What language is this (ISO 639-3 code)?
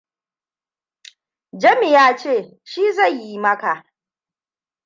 hau